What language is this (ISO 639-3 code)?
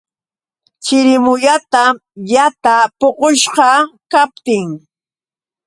qux